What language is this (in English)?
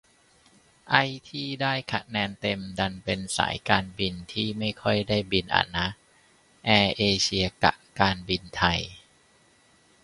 Thai